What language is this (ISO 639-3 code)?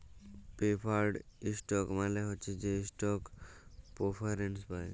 ben